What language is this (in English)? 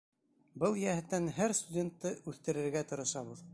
Bashkir